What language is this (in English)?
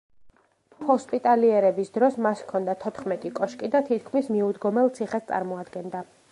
Georgian